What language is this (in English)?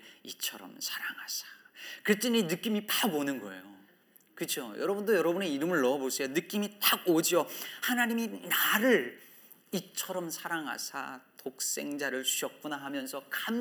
Korean